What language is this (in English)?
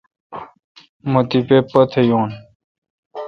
Kalkoti